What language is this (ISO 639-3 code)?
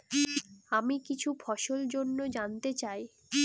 ben